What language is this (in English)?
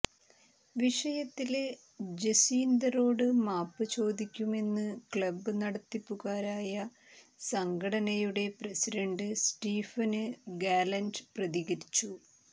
Malayalam